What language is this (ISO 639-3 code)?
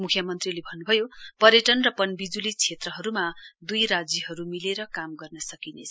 nep